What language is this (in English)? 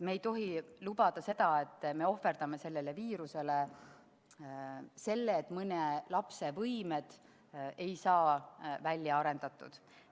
Estonian